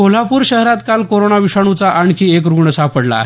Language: Marathi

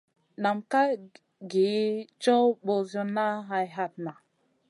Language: Masana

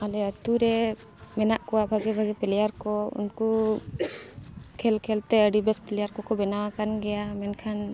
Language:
Santali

